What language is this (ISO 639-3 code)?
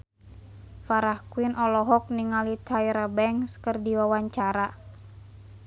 sun